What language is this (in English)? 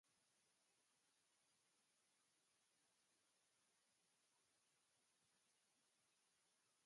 Basque